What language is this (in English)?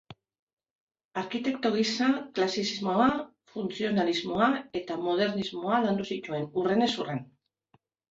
Basque